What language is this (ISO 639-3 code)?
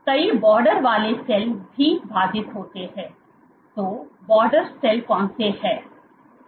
hin